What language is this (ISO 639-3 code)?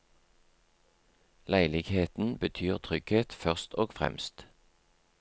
nor